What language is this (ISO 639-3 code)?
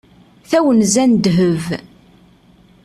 kab